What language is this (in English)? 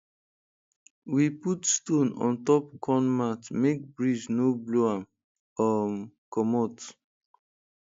Nigerian Pidgin